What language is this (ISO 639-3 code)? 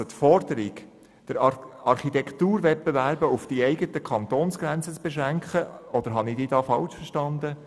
gsw